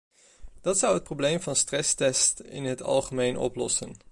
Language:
Dutch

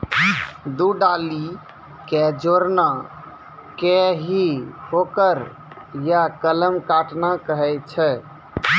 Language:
Maithili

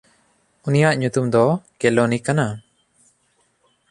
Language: Santali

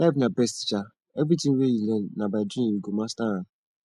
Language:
Nigerian Pidgin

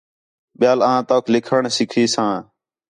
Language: Khetrani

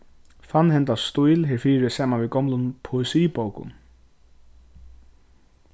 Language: Faroese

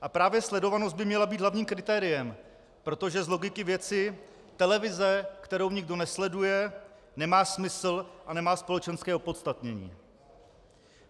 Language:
Czech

